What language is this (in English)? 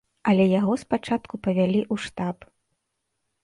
Belarusian